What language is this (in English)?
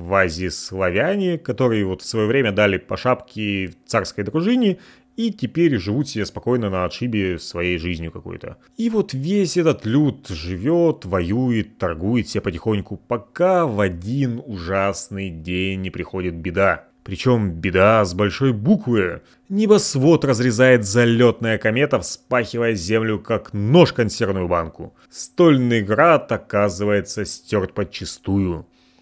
Russian